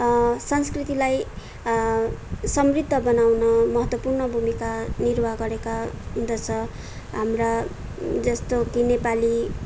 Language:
Nepali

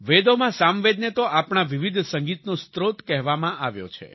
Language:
Gujarati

